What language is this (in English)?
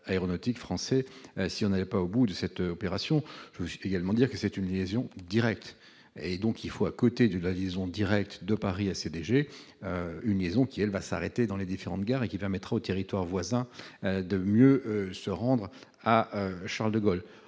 French